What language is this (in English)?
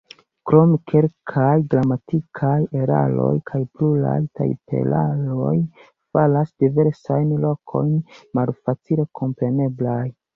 Esperanto